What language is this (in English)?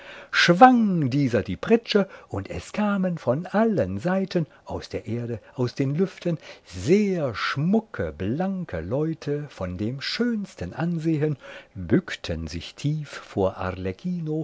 German